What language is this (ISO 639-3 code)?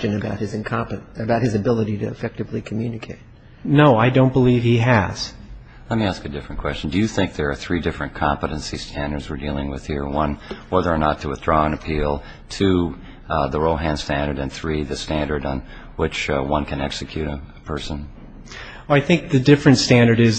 eng